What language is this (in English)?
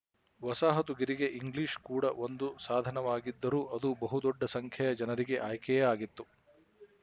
Kannada